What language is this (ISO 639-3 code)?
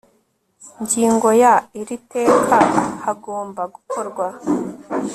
kin